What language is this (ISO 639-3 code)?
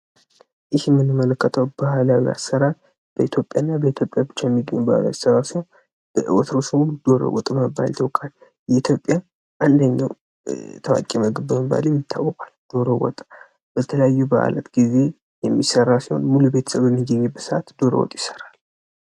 amh